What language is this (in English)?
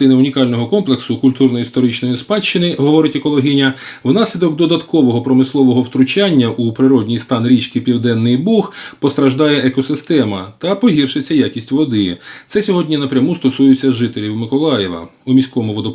Ukrainian